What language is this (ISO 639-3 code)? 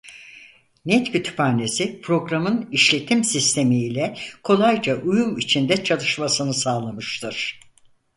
tur